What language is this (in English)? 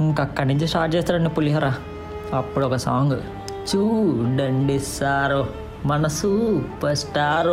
Telugu